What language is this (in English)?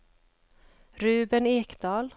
Swedish